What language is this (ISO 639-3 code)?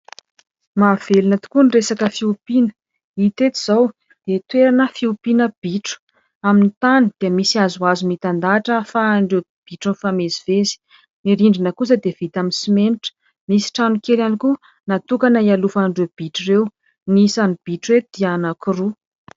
mlg